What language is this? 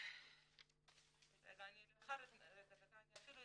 Hebrew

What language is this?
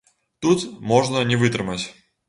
Belarusian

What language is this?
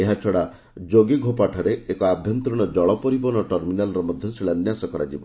Odia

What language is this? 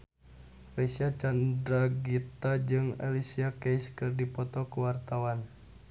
Sundanese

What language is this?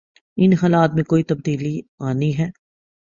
Urdu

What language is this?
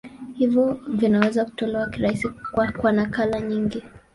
Swahili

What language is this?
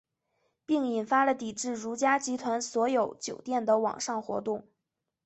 Chinese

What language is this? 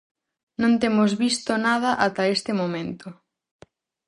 Galician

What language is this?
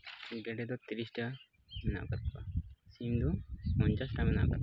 Santali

